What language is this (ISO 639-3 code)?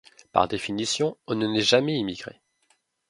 fra